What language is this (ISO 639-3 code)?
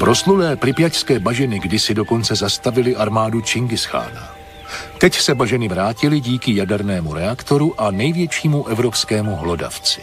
ces